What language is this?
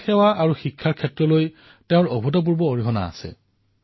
Assamese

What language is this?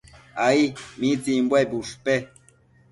Matsés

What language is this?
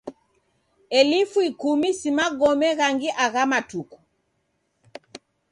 Taita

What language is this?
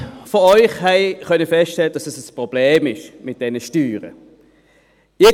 Swiss German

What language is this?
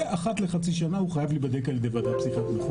Hebrew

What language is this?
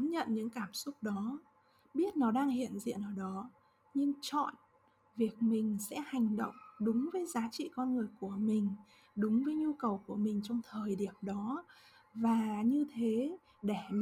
Vietnamese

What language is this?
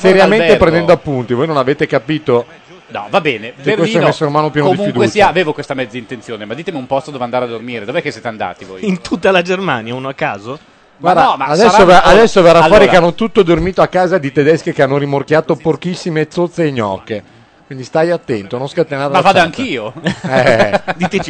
Italian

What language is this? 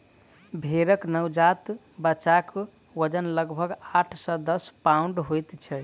Maithili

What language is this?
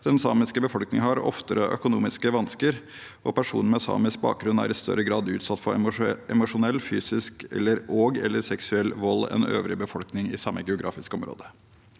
Norwegian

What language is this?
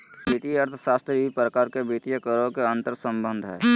Magahi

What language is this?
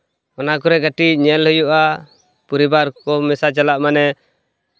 Santali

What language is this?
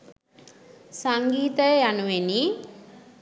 Sinhala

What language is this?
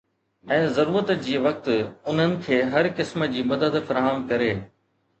Sindhi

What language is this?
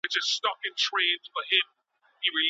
Pashto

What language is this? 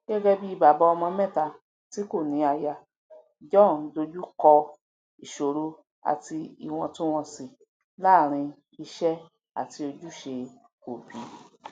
Yoruba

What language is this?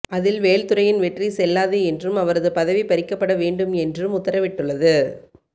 Tamil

